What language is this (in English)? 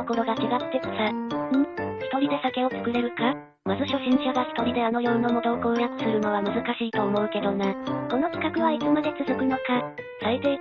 Japanese